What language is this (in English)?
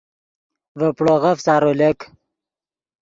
Yidgha